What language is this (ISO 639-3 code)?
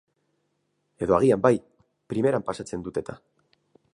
eus